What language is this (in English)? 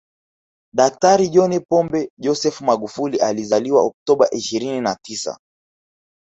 Swahili